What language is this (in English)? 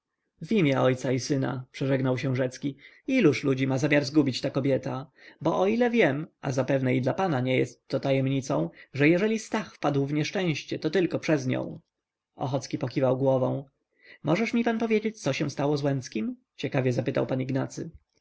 Polish